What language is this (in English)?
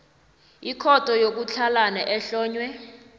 South Ndebele